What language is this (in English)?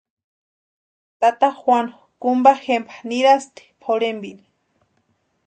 Western Highland Purepecha